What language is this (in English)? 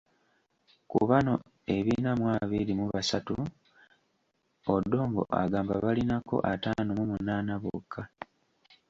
Ganda